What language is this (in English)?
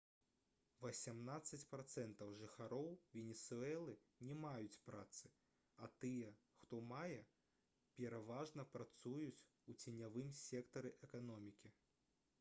Belarusian